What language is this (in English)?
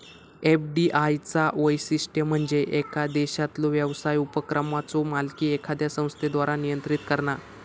Marathi